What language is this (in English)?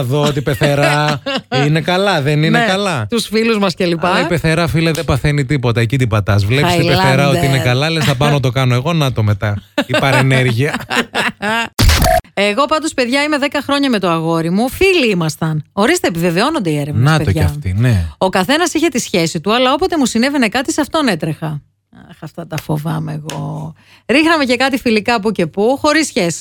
Greek